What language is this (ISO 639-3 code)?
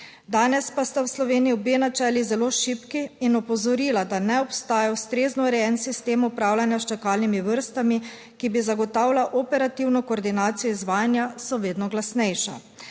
slv